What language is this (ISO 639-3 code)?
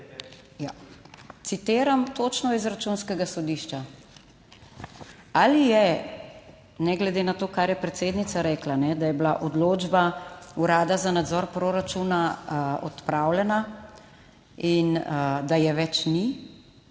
slv